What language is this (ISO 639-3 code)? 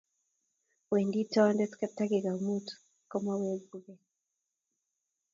kln